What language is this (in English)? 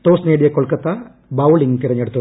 Malayalam